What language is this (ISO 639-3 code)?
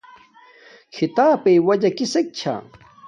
dmk